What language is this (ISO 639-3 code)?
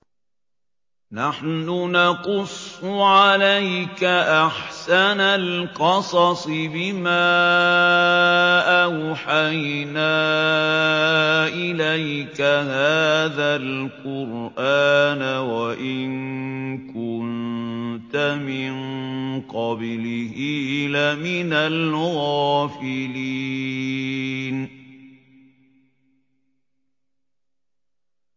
ara